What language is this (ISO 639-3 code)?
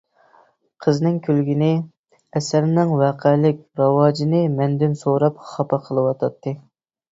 uig